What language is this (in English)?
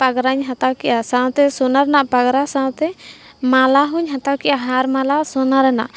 Santali